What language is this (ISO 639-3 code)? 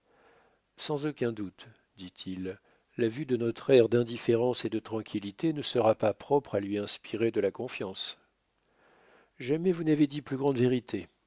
fra